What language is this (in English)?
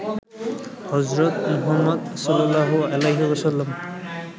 Bangla